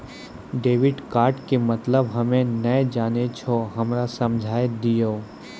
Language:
Maithili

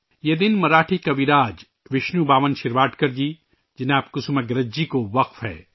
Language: Urdu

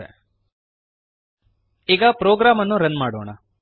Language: Kannada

